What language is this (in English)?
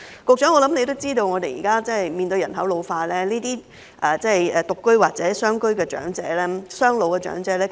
Cantonese